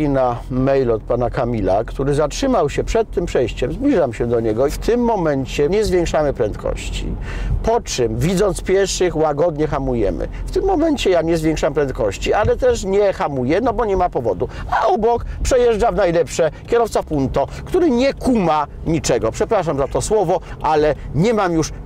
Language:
Polish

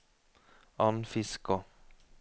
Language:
Norwegian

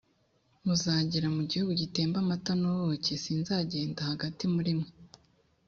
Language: Kinyarwanda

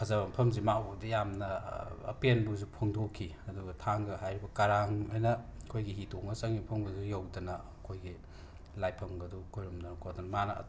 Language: Manipuri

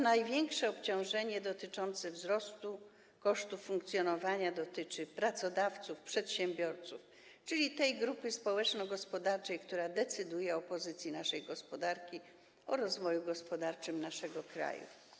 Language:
Polish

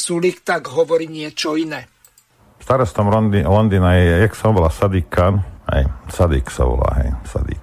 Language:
Slovak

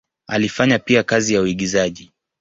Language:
Swahili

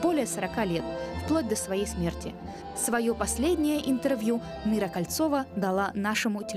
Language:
Russian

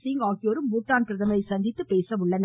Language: Tamil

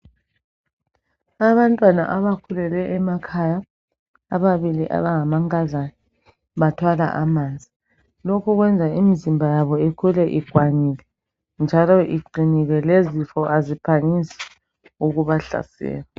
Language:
North Ndebele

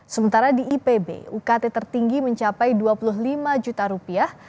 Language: Indonesian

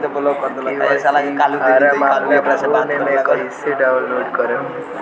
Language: Bhojpuri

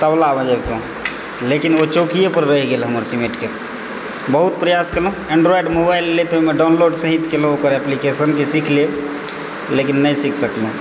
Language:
Maithili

